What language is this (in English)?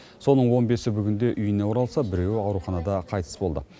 Kazakh